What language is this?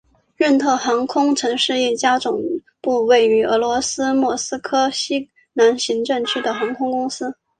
Chinese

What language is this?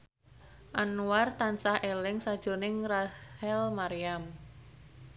Javanese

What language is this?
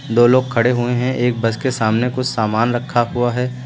Hindi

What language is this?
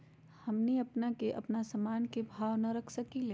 Magahi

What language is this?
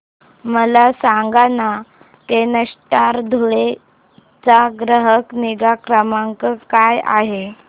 Marathi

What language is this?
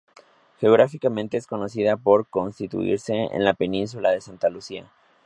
Spanish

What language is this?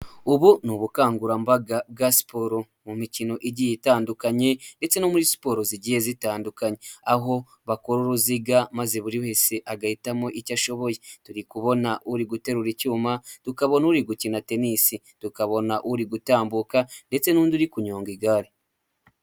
Kinyarwanda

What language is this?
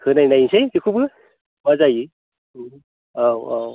Bodo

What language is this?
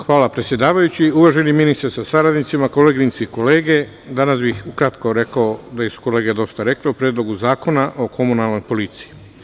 Serbian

